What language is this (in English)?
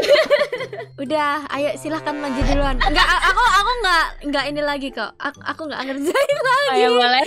Indonesian